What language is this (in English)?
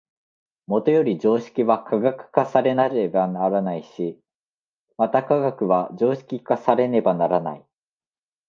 Japanese